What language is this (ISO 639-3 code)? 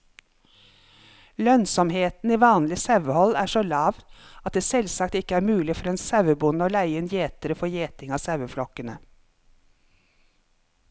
nor